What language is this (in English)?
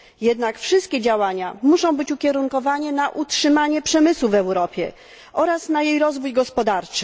Polish